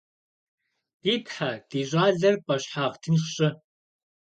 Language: Kabardian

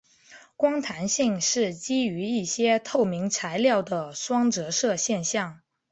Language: Chinese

